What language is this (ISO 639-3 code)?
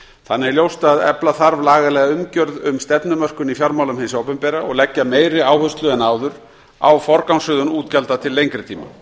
isl